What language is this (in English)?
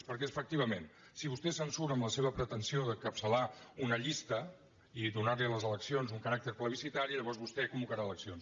Catalan